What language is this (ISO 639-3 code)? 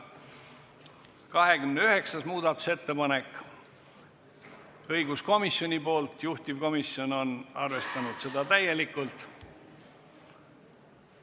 est